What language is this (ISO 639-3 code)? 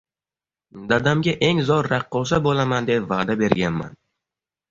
uzb